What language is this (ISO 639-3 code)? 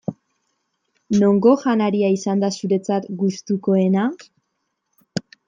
eus